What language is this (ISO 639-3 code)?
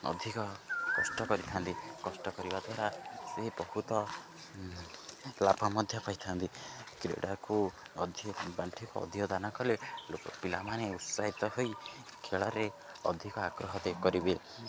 ori